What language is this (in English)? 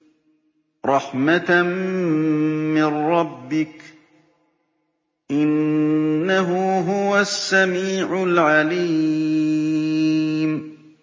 Arabic